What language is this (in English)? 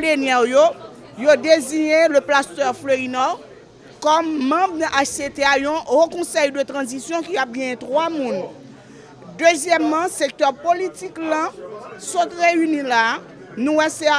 French